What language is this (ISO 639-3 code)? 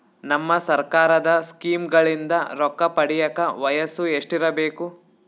kan